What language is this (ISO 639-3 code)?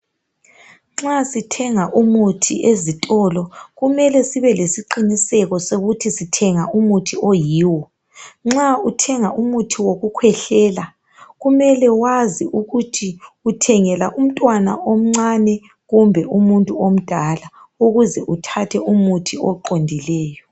nde